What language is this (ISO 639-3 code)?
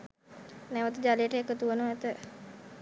sin